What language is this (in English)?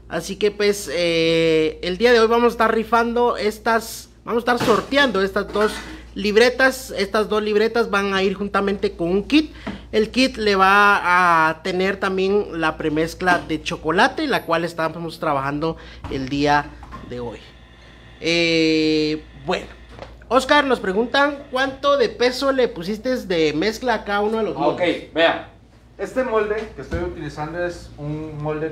Spanish